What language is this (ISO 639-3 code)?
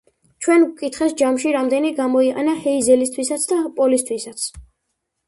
kat